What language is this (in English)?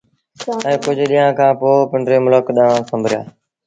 Sindhi Bhil